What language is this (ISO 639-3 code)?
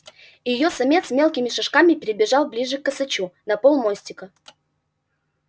rus